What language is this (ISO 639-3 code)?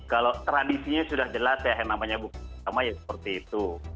ind